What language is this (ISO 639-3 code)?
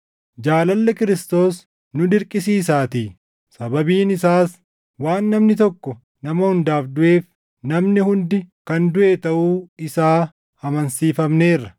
orm